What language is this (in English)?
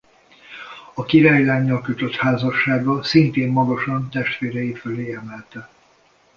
Hungarian